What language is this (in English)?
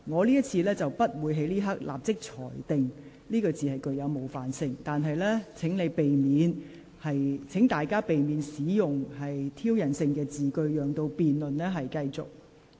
Cantonese